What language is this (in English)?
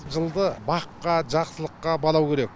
Kazakh